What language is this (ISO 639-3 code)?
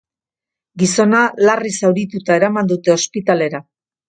eus